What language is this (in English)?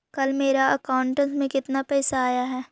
Magahi